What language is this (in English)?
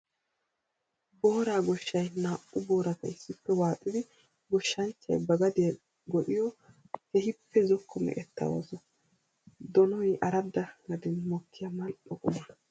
Wolaytta